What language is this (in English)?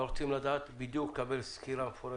Hebrew